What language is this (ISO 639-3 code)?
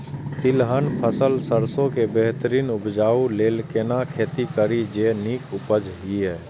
mai